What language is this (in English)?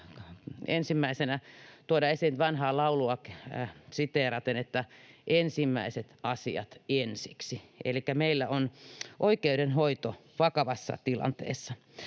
Finnish